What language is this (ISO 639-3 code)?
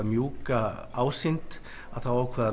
isl